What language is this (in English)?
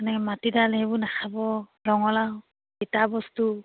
Assamese